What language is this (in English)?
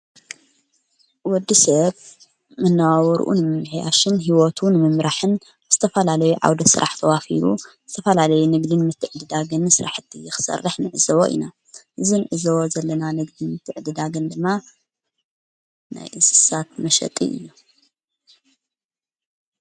Tigrinya